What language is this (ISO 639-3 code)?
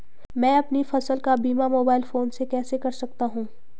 hin